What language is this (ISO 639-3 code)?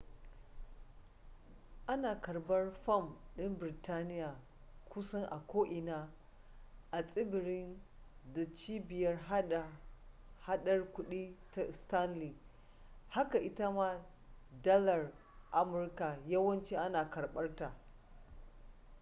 hau